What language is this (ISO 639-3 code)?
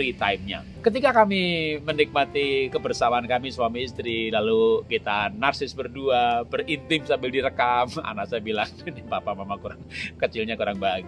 ind